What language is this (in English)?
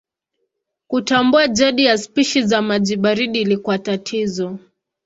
Swahili